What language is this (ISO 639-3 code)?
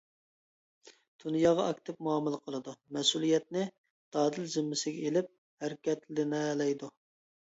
uig